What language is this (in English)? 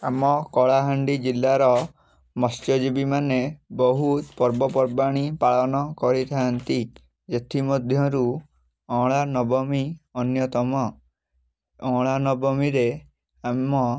Odia